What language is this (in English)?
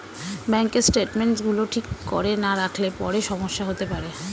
Bangla